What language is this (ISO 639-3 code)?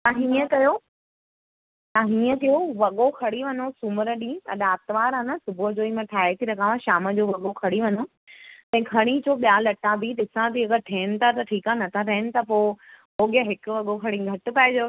snd